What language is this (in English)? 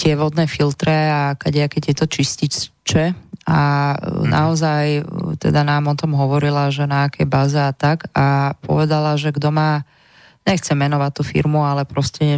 Slovak